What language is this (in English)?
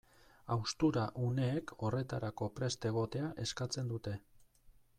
Basque